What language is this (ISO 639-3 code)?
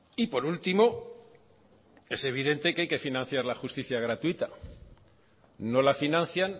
spa